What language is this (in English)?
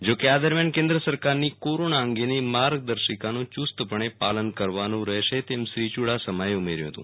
Gujarati